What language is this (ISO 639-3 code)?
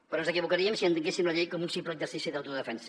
cat